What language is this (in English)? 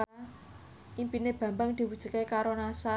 Javanese